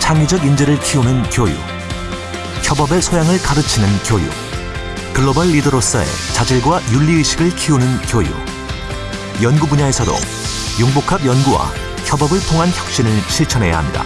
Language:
Korean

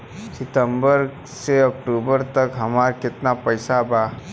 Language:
Bhojpuri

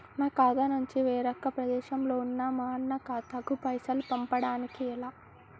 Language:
Telugu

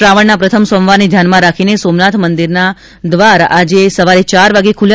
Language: Gujarati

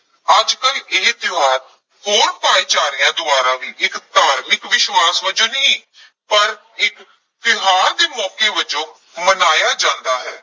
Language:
Punjabi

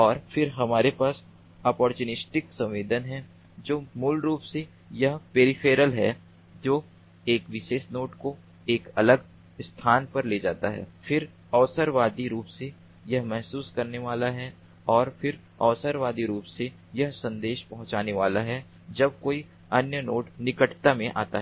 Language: Hindi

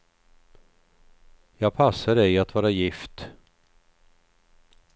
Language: Swedish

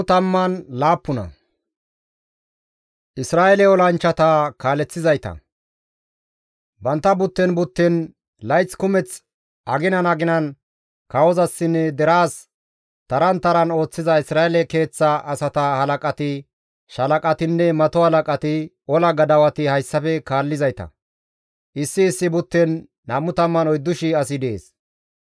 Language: Gamo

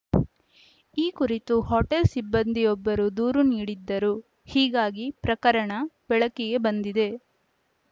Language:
Kannada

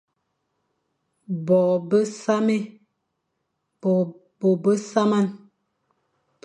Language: Fang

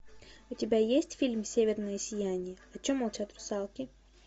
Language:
Russian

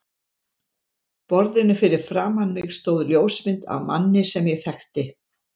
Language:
Icelandic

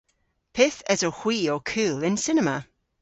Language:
Cornish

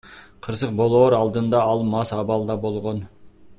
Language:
Kyrgyz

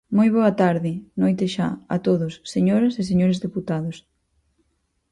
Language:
Galician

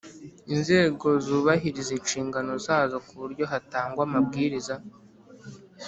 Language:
Kinyarwanda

